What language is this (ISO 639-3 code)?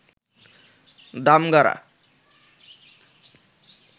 ben